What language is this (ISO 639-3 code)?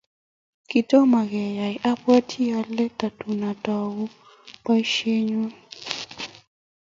kln